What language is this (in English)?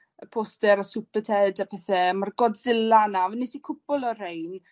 Welsh